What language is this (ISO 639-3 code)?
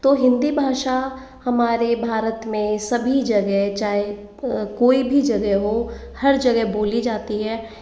hin